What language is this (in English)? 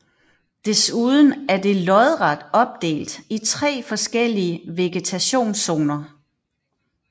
Danish